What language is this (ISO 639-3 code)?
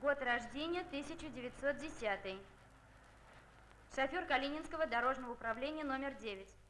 rus